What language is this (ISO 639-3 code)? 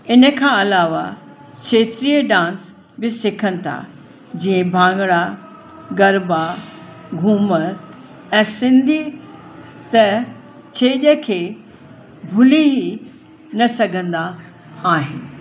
snd